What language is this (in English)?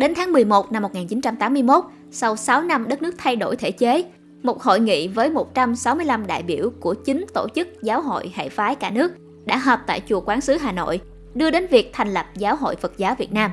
Vietnamese